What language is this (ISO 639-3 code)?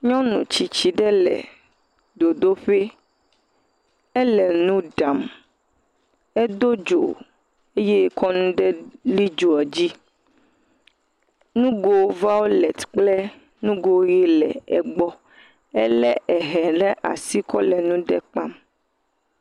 ewe